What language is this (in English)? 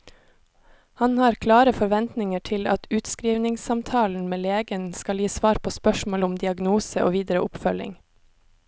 Norwegian